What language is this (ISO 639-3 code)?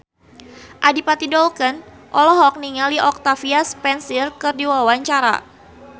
sun